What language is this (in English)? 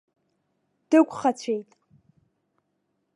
Abkhazian